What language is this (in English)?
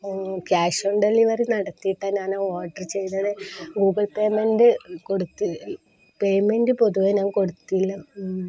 Malayalam